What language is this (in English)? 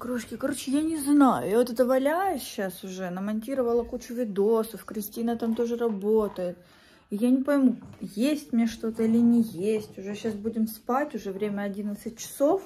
Russian